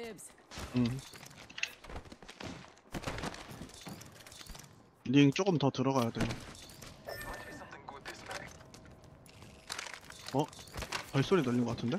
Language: Korean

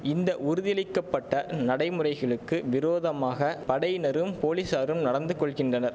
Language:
Tamil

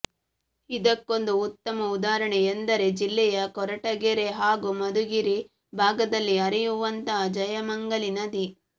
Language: Kannada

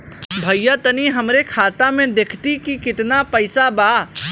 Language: Bhojpuri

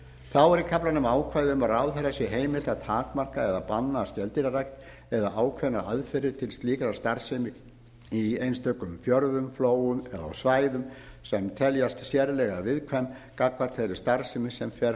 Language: Icelandic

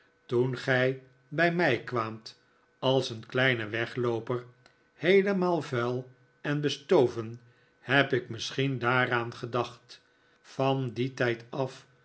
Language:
Dutch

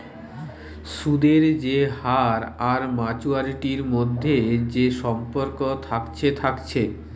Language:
Bangla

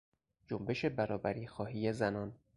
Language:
Persian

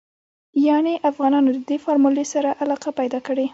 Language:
Pashto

